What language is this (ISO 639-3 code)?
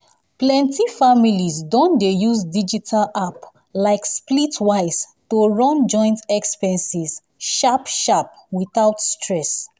pcm